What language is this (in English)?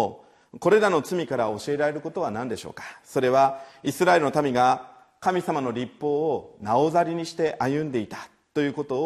Japanese